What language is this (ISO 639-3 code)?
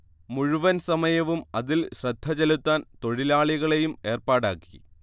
mal